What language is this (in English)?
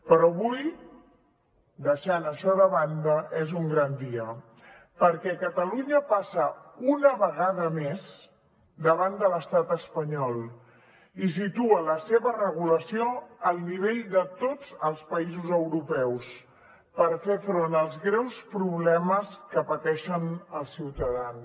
Catalan